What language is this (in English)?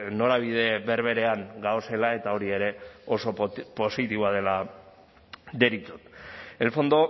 Basque